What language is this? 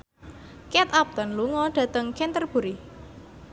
Javanese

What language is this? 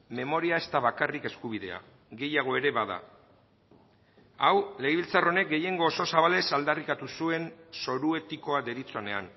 Basque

